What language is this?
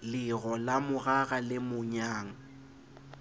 Southern Sotho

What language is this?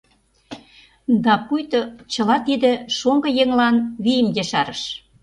Mari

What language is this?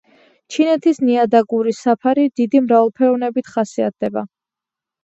Georgian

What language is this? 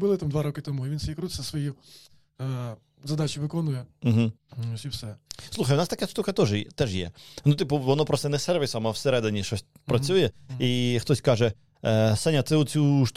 Ukrainian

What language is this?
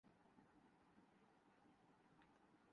Urdu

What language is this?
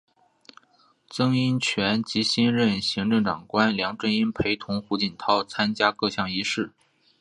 Chinese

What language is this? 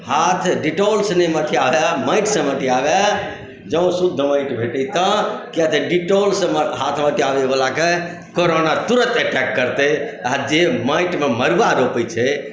Maithili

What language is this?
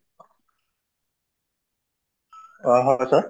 Assamese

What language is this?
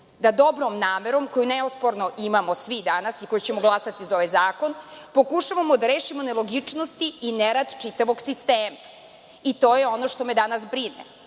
Serbian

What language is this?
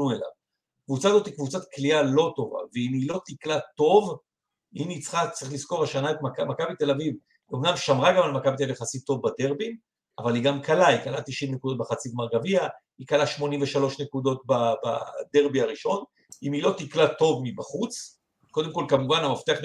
Hebrew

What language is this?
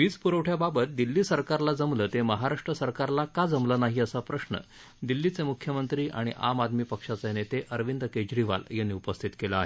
Marathi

